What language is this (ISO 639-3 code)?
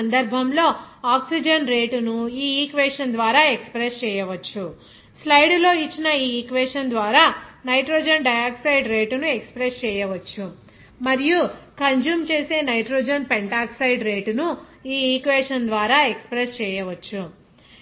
tel